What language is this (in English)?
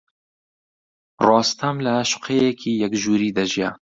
Central Kurdish